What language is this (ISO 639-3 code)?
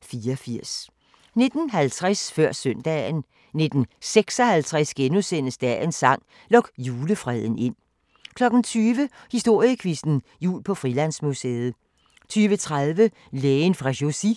dan